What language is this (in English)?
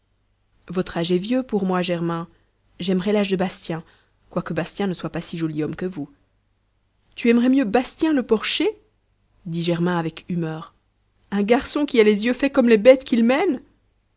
French